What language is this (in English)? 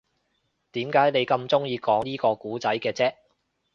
Cantonese